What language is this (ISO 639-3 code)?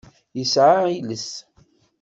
kab